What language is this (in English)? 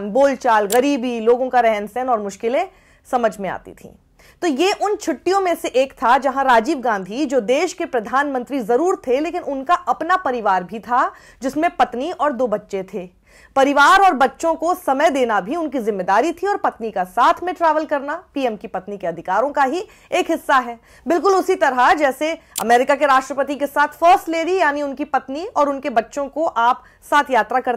Hindi